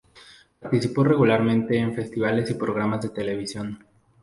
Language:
Spanish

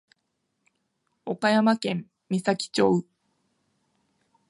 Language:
Japanese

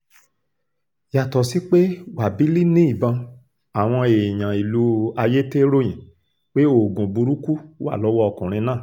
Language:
Yoruba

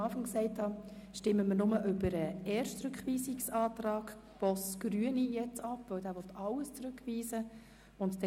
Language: Swiss German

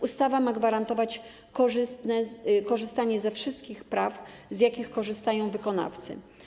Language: Polish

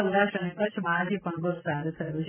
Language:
Gujarati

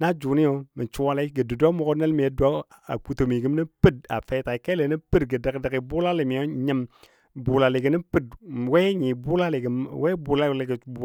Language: Dadiya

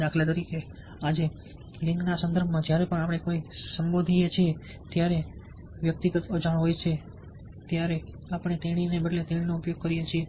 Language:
Gujarati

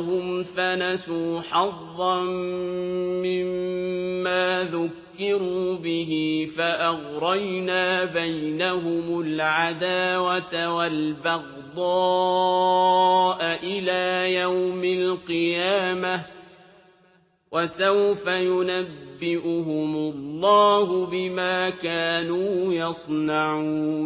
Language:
Arabic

